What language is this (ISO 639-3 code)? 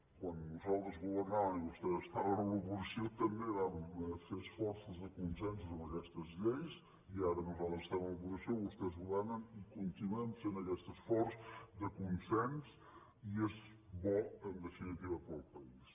cat